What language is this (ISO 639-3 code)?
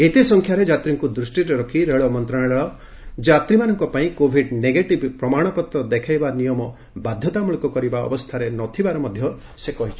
ori